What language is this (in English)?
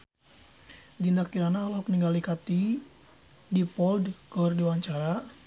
Sundanese